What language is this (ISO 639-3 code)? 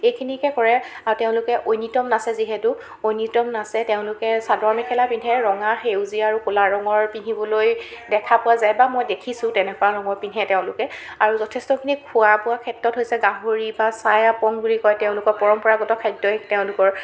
asm